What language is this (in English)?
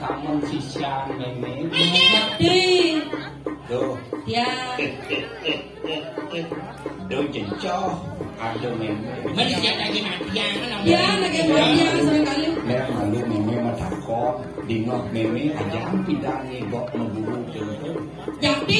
Indonesian